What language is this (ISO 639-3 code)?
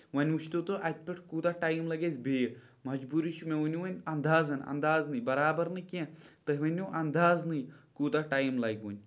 kas